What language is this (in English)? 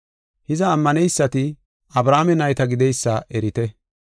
Gofa